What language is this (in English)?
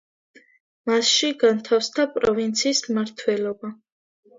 Georgian